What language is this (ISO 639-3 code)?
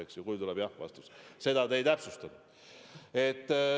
est